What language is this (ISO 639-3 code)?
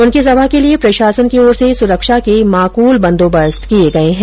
hin